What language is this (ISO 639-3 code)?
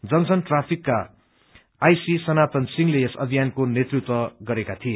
nep